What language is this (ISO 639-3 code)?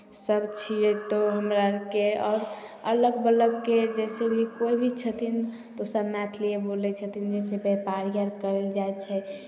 mai